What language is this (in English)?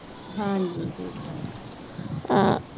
Punjabi